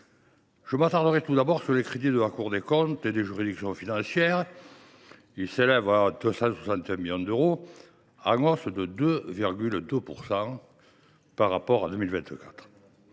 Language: French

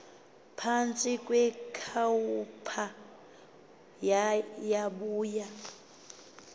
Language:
Xhosa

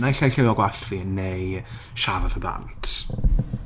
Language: Welsh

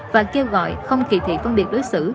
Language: Vietnamese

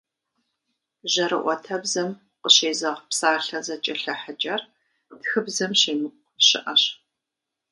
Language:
Kabardian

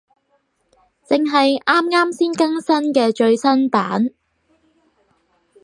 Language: Cantonese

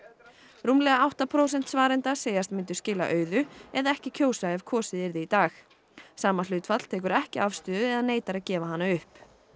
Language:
Icelandic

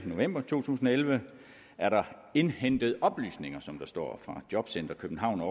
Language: Danish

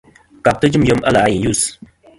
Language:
Kom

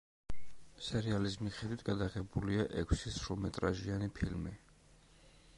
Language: Georgian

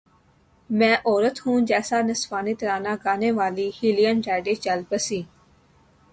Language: Urdu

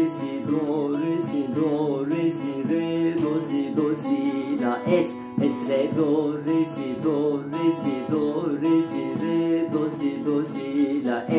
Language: Turkish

